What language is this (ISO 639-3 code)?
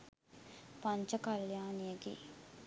sin